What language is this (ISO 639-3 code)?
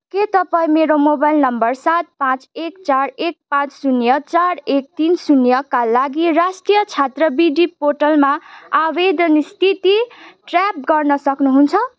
nep